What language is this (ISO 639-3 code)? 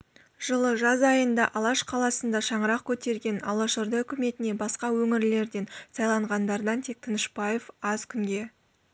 kaz